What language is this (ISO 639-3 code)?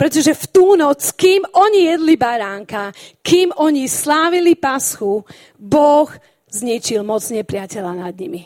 slk